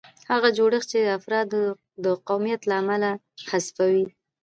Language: Pashto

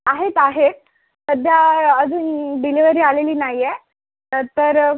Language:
Marathi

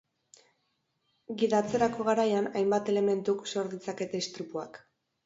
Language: Basque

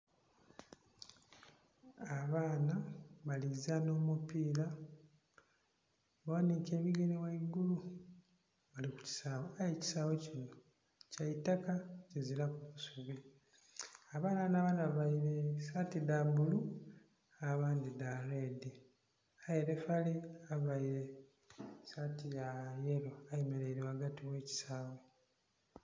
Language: Soga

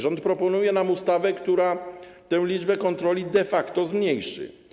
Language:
Polish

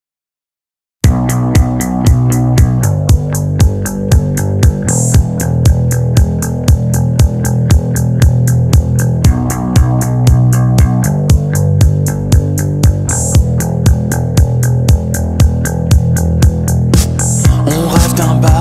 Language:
French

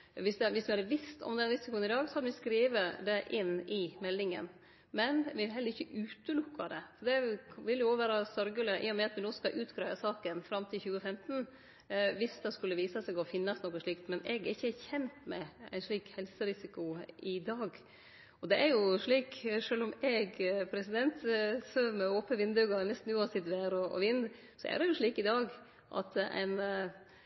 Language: Norwegian Nynorsk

